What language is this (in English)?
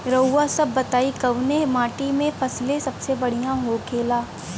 Bhojpuri